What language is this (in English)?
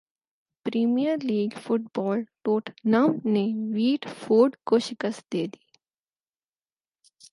Urdu